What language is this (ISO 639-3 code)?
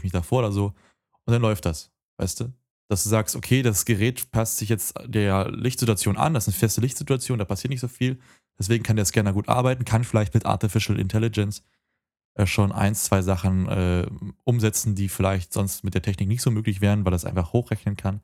deu